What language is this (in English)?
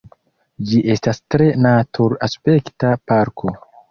Esperanto